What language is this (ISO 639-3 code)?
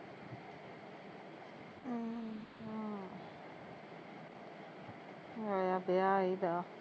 pan